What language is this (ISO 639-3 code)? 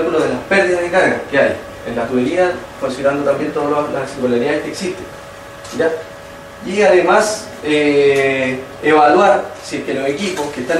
spa